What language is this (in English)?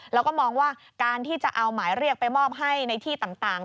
Thai